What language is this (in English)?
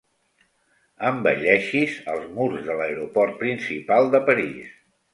Catalan